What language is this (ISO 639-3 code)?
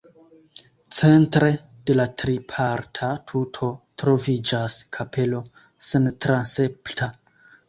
epo